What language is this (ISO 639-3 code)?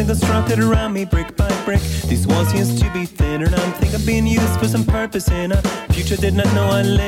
tur